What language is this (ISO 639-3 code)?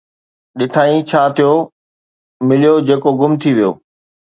snd